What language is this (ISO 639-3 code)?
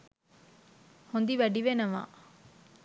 sin